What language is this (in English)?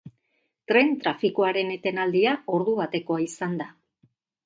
Basque